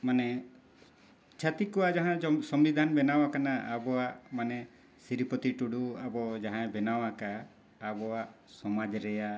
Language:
Santali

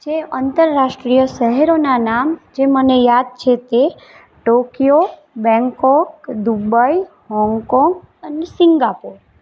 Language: Gujarati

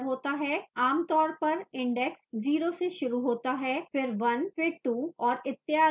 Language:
Hindi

